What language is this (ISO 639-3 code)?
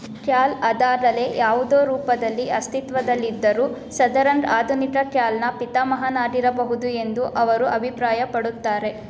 kan